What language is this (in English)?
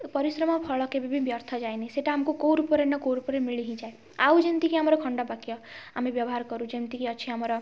Odia